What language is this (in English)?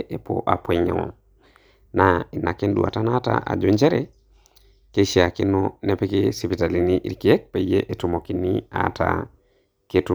Masai